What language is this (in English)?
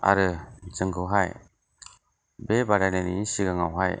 Bodo